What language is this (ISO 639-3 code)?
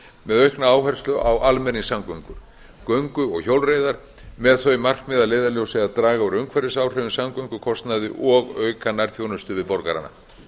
isl